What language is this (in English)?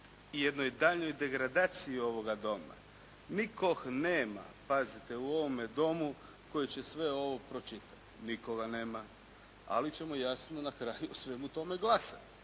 Croatian